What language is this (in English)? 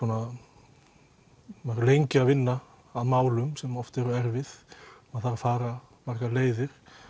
Icelandic